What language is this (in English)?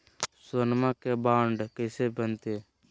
Magahi